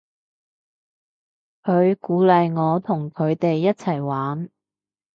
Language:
Cantonese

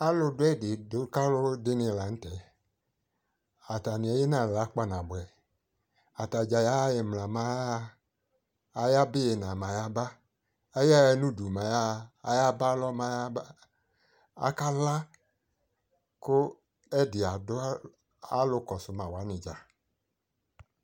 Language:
Ikposo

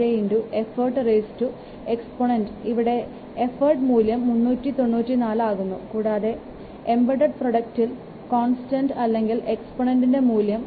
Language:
Malayalam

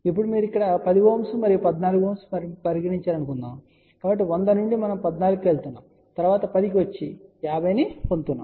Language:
Telugu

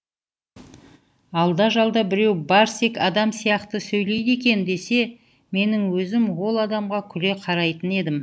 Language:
Kazakh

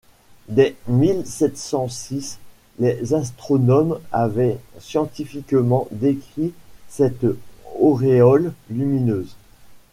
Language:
French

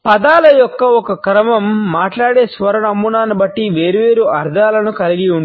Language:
Telugu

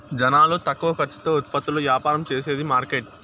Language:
Telugu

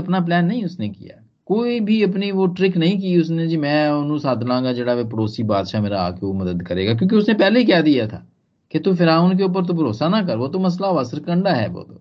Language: Hindi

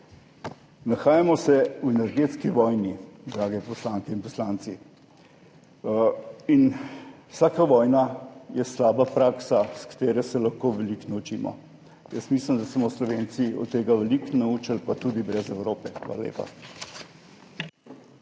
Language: Slovenian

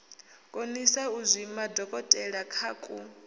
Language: Venda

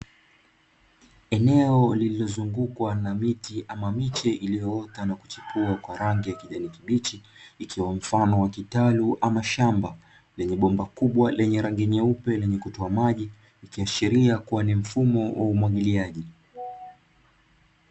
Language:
Swahili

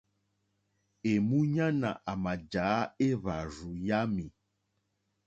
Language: Mokpwe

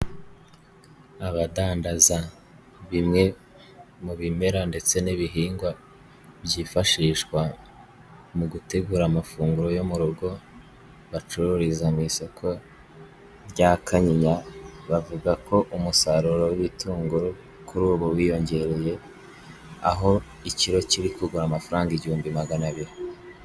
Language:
Kinyarwanda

